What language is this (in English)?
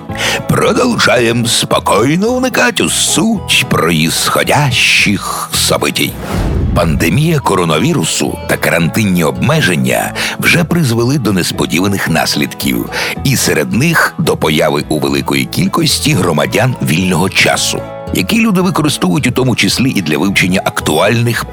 Ukrainian